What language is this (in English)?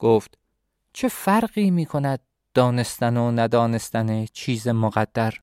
Persian